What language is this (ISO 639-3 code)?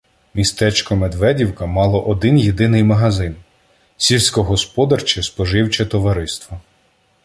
ukr